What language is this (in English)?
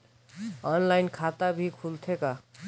Chhattisgarhi